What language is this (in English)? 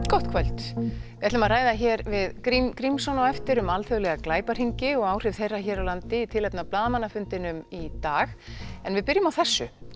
Icelandic